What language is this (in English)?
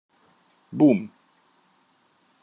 Hungarian